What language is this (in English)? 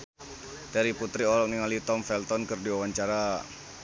Sundanese